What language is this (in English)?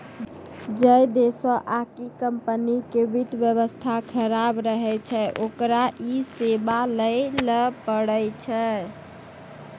Maithili